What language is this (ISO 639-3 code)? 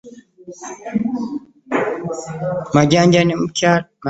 lug